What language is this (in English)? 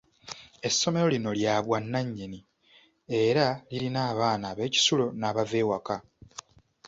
Ganda